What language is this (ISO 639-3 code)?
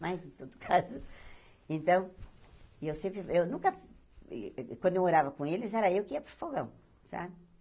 por